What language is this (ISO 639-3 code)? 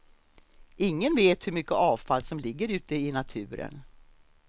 swe